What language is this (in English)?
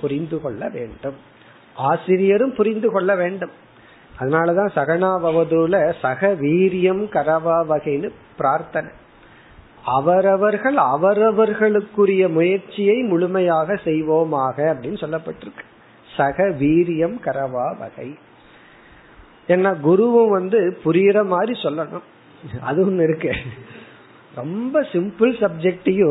Tamil